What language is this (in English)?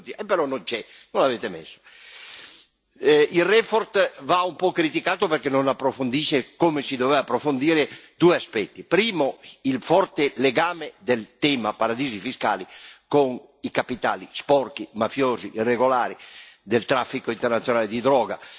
Italian